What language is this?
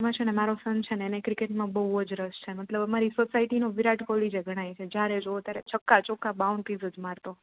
Gujarati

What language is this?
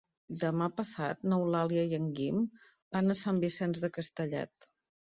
Catalan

